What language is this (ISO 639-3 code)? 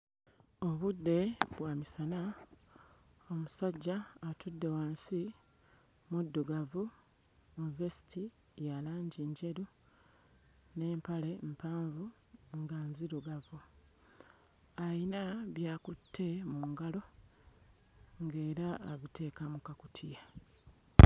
lug